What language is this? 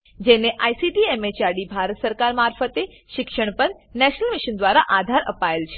Gujarati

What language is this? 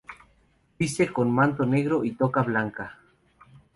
Spanish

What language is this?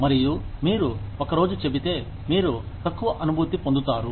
Telugu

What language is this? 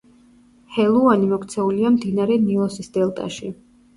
Georgian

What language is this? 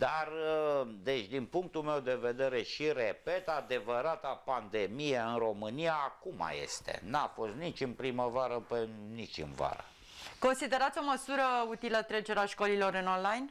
Romanian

